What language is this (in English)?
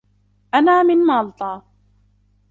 Arabic